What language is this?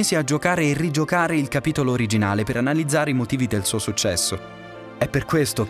Italian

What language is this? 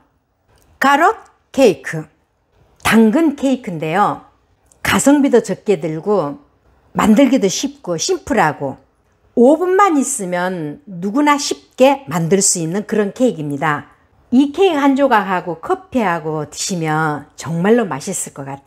Korean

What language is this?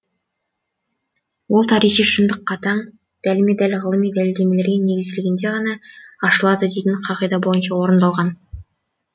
Kazakh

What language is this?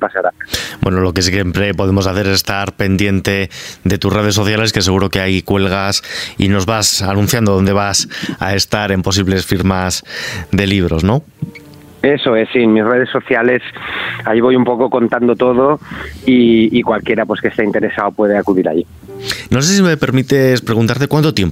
Spanish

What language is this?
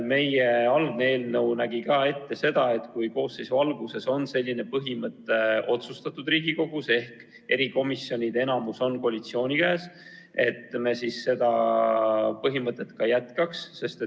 Estonian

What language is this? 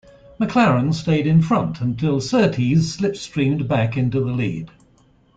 English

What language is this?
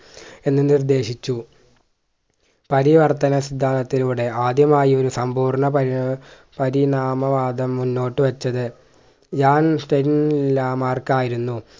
Malayalam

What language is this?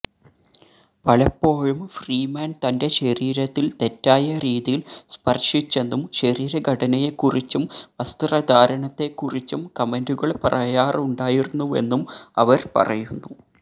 Malayalam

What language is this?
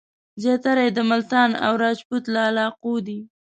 Pashto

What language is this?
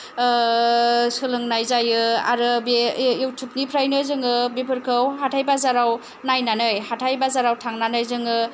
Bodo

